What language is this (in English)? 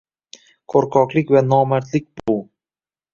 Uzbek